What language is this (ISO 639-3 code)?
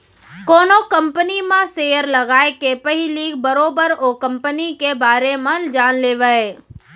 hne